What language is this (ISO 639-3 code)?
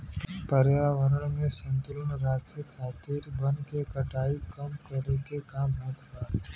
bho